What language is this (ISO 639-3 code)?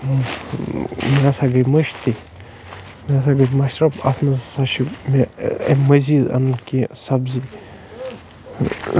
kas